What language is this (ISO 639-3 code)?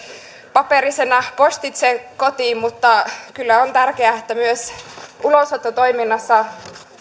fin